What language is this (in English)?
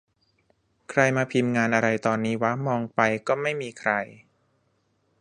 Thai